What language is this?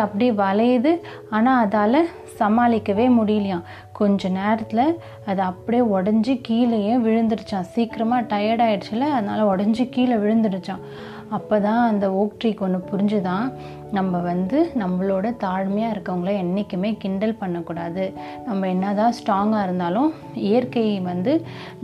Tamil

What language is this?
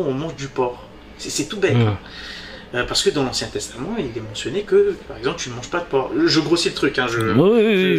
French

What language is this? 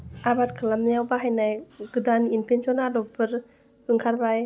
Bodo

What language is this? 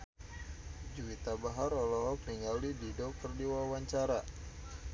Sundanese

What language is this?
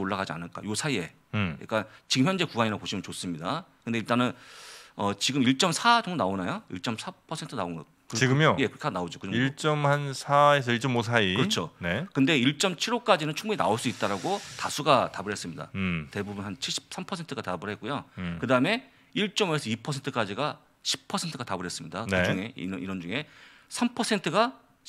Korean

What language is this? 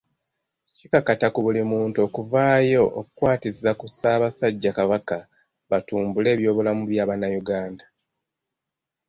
Ganda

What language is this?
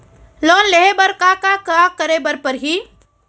Chhattisgarhi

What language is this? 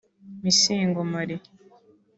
Kinyarwanda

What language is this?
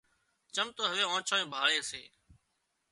Wadiyara Koli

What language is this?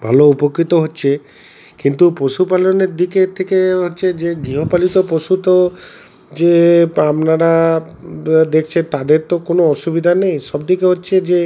Bangla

